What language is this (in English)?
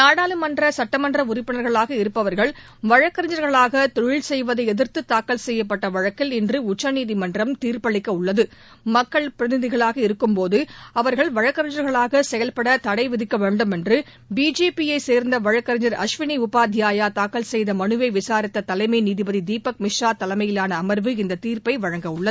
Tamil